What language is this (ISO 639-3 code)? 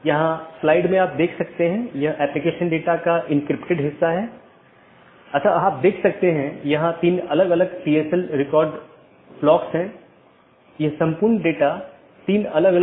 hin